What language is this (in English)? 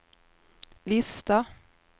Swedish